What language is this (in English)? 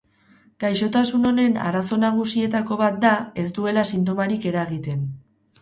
Basque